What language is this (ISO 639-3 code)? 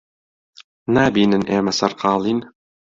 ckb